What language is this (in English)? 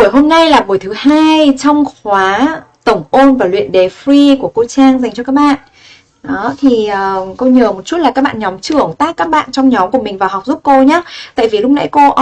Vietnamese